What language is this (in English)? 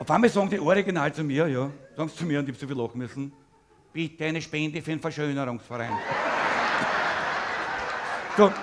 German